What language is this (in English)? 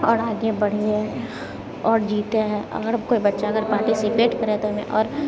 Maithili